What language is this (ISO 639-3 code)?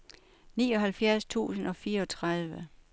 dan